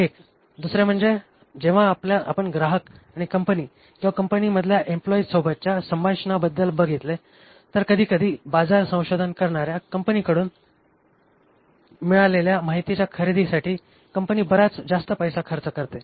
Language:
Marathi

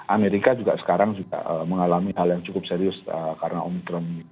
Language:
Indonesian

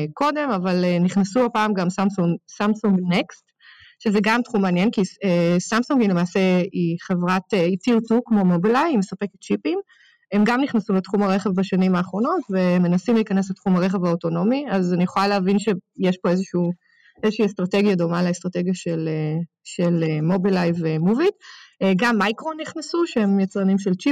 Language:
Hebrew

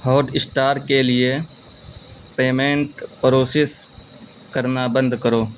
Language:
Urdu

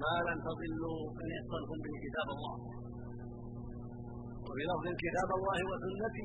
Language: Arabic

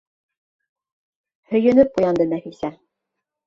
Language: Bashkir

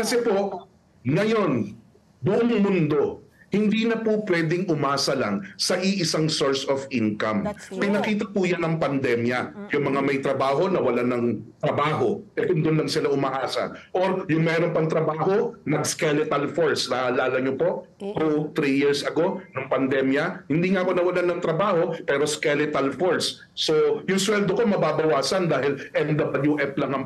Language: Filipino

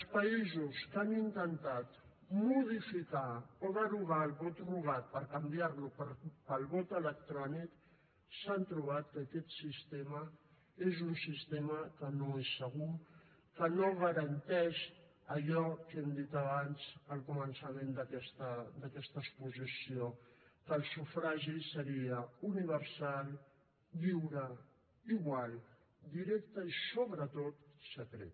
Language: Catalan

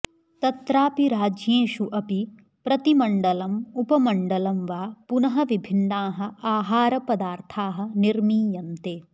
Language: Sanskrit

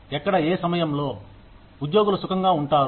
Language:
Telugu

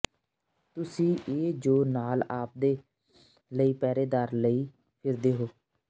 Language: Punjabi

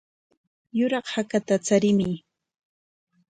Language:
Corongo Ancash Quechua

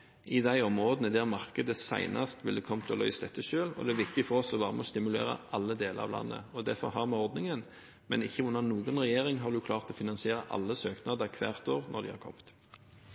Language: Norwegian Bokmål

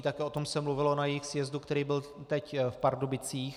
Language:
Czech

